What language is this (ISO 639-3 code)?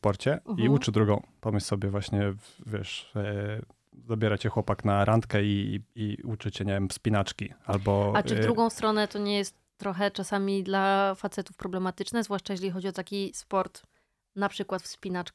pol